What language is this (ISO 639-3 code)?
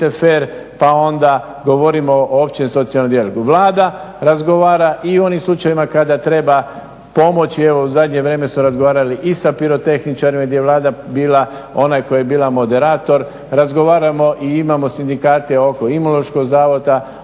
hrv